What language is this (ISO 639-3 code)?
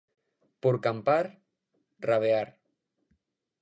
glg